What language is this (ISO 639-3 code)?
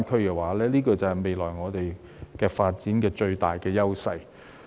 yue